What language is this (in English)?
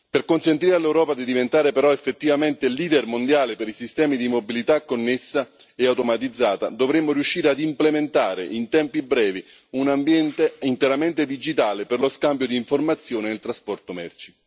Italian